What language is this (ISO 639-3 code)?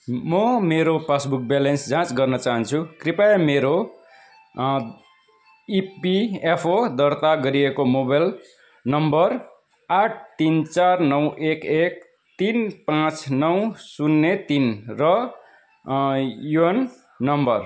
nep